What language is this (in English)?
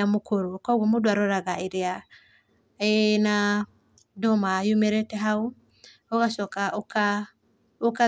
Kikuyu